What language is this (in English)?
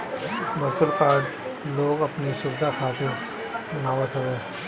Bhojpuri